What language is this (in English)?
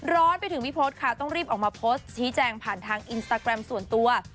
Thai